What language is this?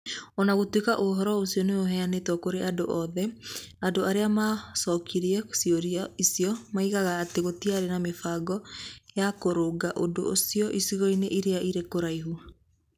Kikuyu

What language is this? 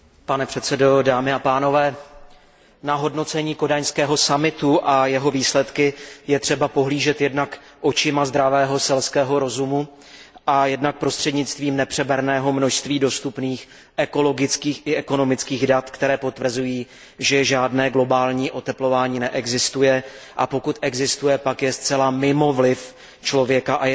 Czech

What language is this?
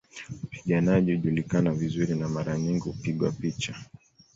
Swahili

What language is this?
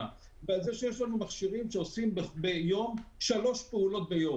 Hebrew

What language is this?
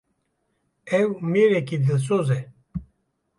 Kurdish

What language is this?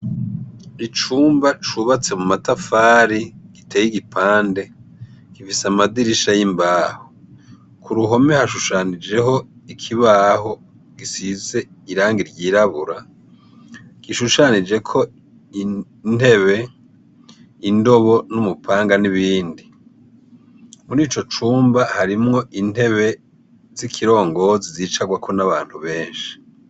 Rundi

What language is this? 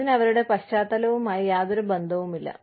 Malayalam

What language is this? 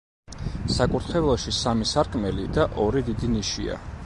Georgian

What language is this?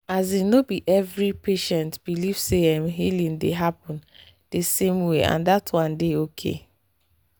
Nigerian Pidgin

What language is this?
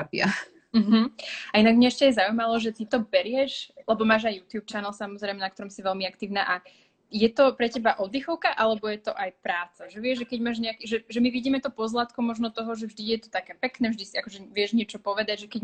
Slovak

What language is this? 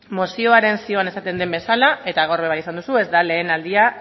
Basque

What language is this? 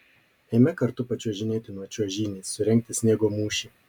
Lithuanian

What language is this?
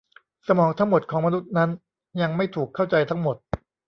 Thai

